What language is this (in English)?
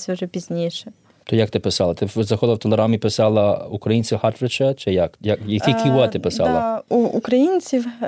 Ukrainian